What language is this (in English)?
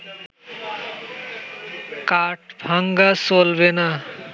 Bangla